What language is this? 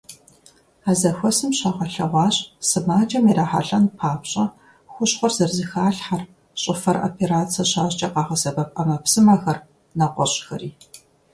Kabardian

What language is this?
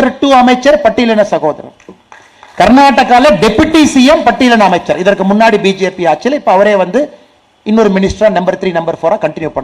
Tamil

